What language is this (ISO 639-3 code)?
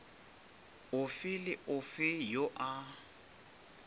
nso